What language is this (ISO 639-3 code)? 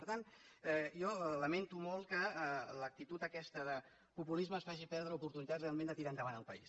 cat